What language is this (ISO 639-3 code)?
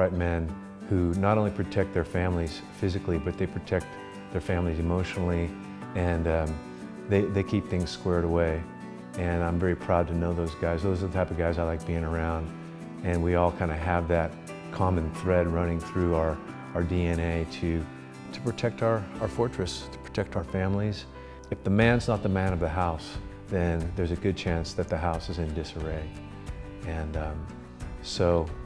eng